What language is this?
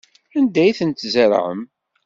Kabyle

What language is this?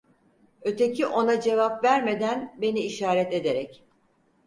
Turkish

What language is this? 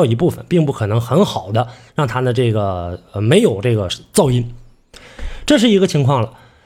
Chinese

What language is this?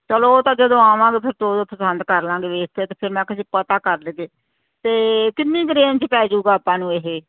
Punjabi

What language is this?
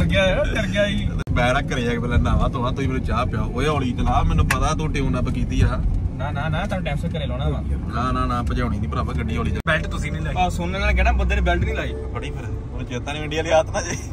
Punjabi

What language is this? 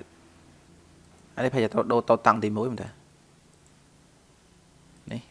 Vietnamese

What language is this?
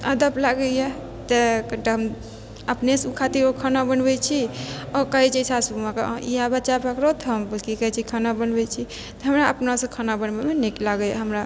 Maithili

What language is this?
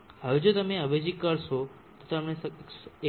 Gujarati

